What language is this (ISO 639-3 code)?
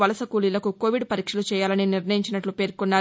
tel